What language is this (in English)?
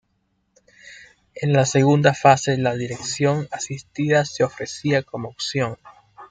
Spanish